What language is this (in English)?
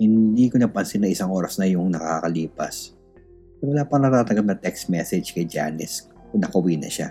Filipino